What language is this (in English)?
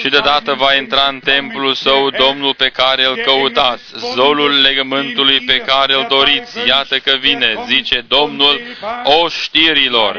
Romanian